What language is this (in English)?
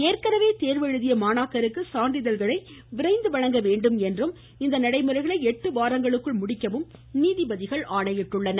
Tamil